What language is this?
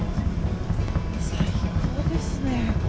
Japanese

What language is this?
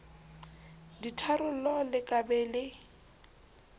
Southern Sotho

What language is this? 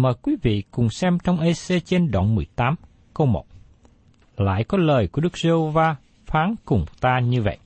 Vietnamese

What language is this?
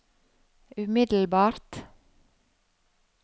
Norwegian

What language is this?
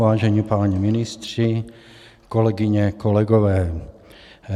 Czech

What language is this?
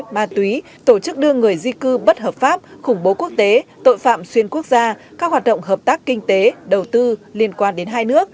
Vietnamese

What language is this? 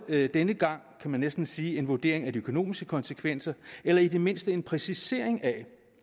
Danish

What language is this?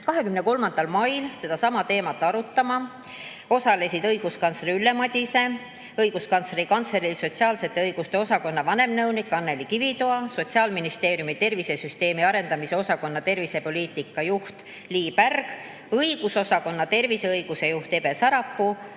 Estonian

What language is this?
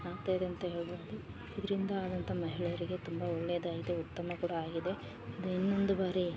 Kannada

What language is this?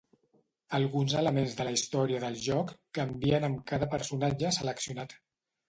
Catalan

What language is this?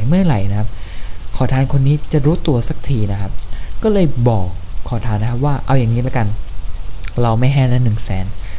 Thai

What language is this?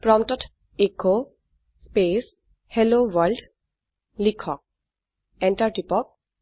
Assamese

